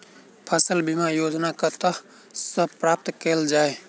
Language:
Maithili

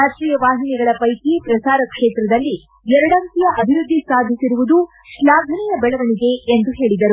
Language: Kannada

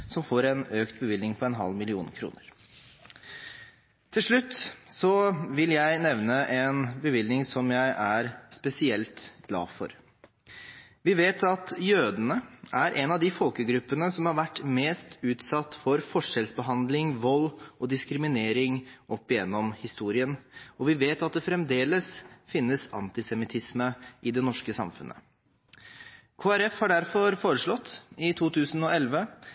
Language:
Norwegian Bokmål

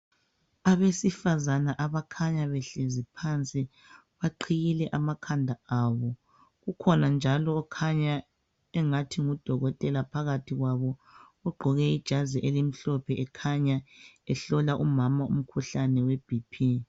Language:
North Ndebele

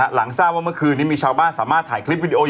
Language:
Thai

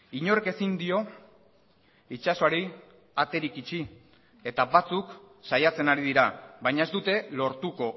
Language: Basque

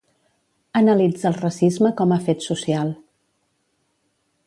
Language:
Catalan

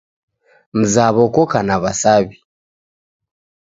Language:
Taita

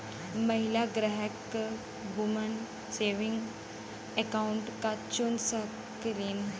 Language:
Bhojpuri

